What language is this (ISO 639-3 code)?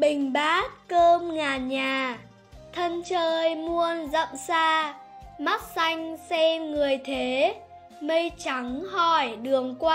vie